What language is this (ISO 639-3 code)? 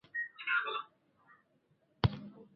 swa